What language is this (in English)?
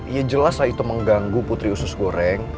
Indonesian